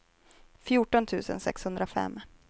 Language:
Swedish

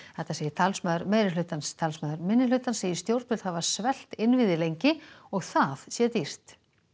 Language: Icelandic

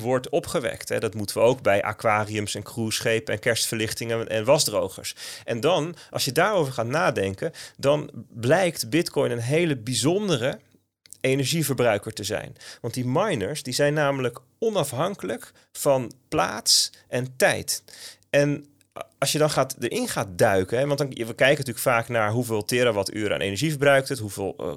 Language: Dutch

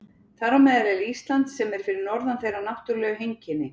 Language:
Icelandic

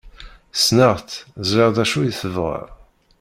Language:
Kabyle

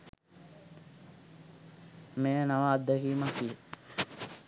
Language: Sinhala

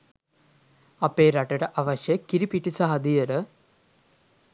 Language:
Sinhala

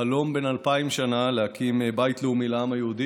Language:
Hebrew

